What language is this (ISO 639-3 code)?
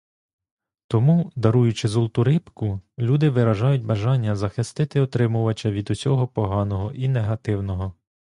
ukr